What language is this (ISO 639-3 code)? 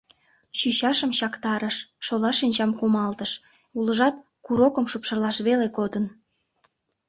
chm